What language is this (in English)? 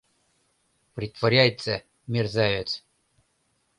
Mari